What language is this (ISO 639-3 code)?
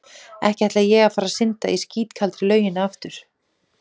isl